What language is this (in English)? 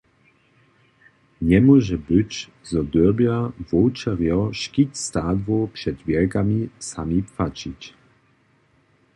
Upper Sorbian